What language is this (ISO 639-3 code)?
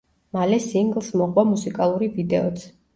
kat